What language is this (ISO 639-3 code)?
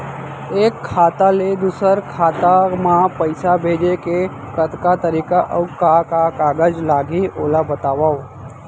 hne